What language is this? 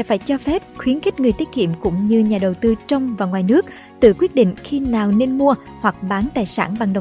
Vietnamese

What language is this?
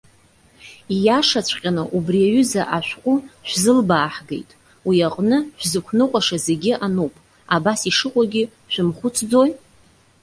Abkhazian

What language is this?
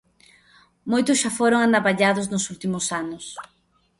Galician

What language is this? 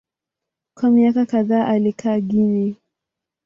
Swahili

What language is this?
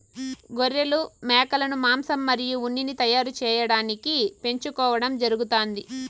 Telugu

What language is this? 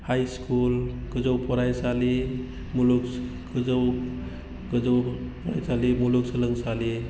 Bodo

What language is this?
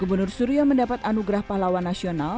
Indonesian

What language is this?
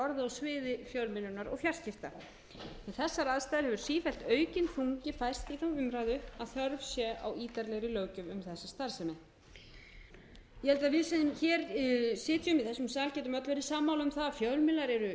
Icelandic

